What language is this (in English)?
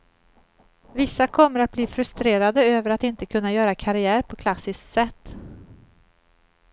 Swedish